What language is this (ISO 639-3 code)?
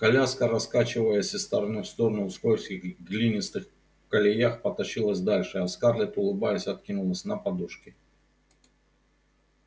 rus